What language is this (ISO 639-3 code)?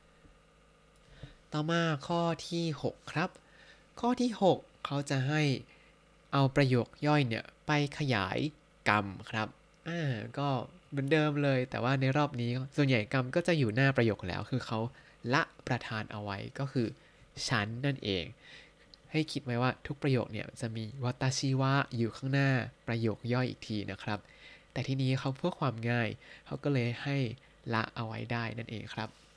tha